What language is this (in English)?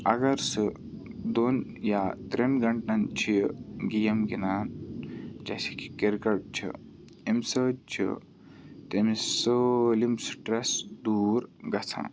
Kashmiri